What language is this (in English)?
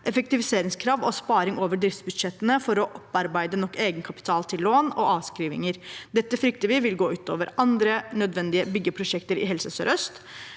Norwegian